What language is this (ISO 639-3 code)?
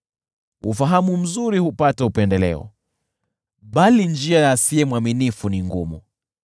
swa